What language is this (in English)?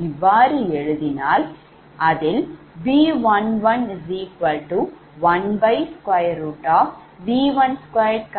Tamil